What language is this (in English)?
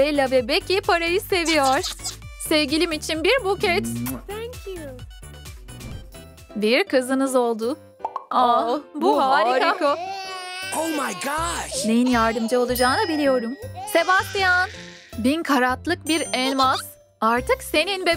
Turkish